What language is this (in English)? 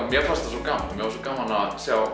Icelandic